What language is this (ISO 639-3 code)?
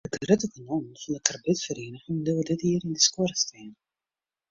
fry